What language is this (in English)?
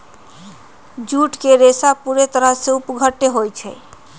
Magahi